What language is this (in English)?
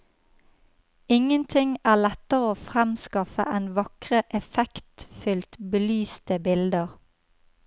Norwegian